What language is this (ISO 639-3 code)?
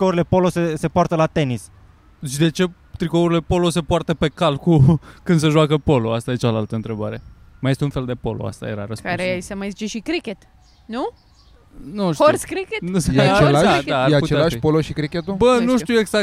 ron